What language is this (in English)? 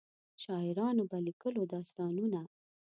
Pashto